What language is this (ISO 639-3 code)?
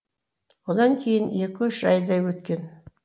kaz